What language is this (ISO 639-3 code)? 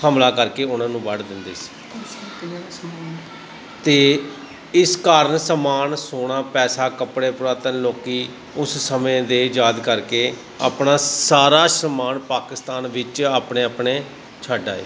pan